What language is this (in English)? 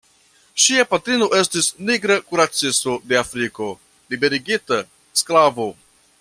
Esperanto